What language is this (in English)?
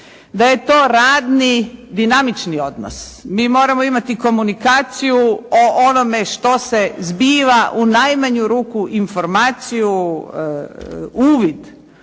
Croatian